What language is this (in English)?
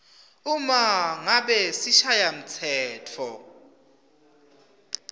Swati